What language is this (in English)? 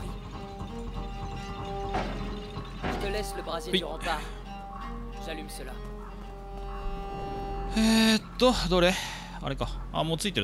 Japanese